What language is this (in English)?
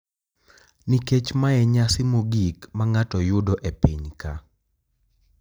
Luo (Kenya and Tanzania)